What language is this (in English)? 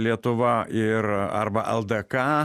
Lithuanian